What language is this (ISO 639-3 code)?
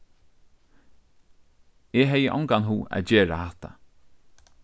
fao